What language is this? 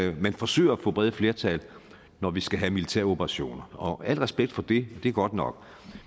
Danish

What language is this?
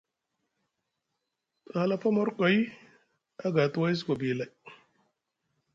Musgu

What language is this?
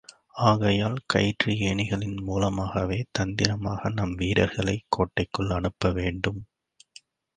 Tamil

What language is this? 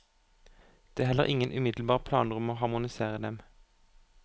Norwegian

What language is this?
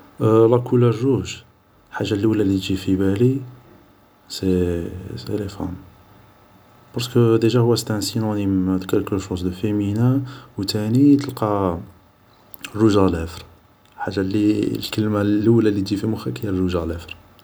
Algerian Arabic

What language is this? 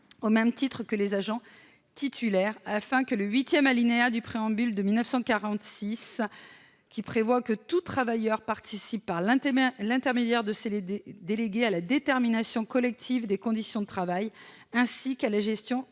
French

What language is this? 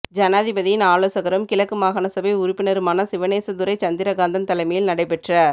Tamil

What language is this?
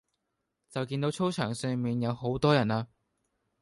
Cantonese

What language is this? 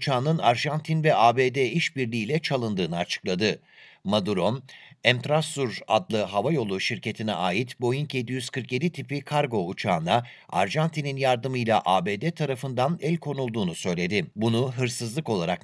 Turkish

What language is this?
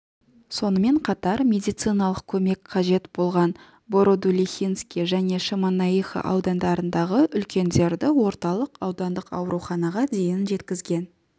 Kazakh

